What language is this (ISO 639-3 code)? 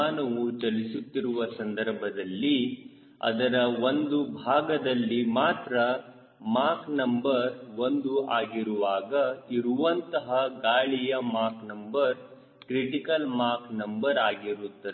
kan